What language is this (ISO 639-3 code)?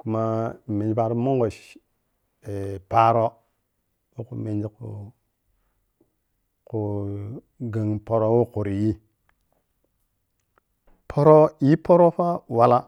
piy